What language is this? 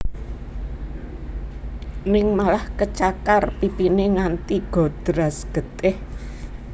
Javanese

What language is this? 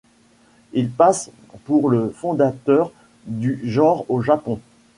French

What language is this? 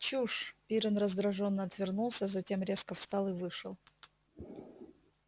Russian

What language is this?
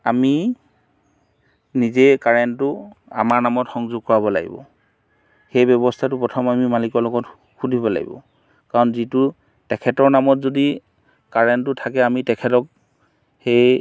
Assamese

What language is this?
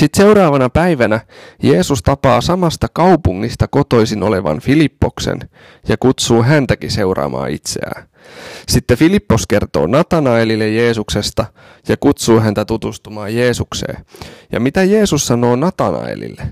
Finnish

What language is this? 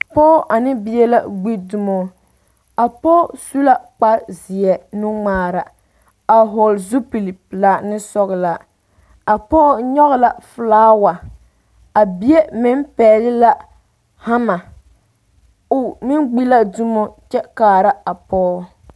Southern Dagaare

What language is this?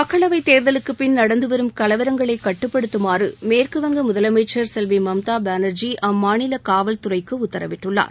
Tamil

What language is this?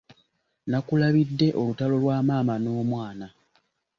Ganda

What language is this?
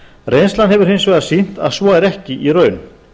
Icelandic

